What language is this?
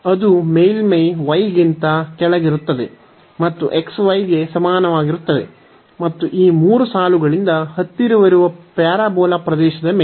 Kannada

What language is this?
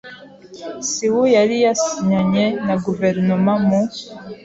Kinyarwanda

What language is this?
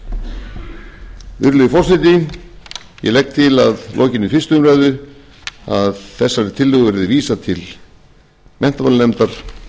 Icelandic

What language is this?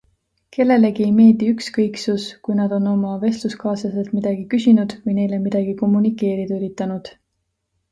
Estonian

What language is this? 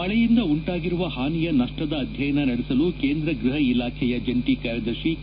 Kannada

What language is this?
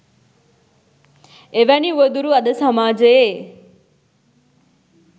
Sinhala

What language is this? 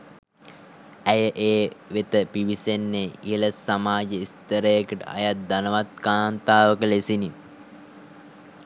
Sinhala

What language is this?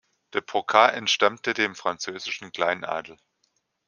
German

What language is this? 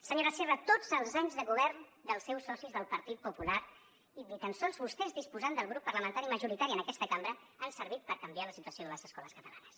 Catalan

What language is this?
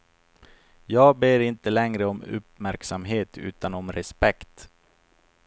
Swedish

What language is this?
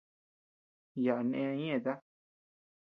Tepeuxila Cuicatec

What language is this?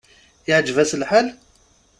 Kabyle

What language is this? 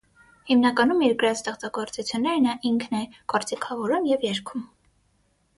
Armenian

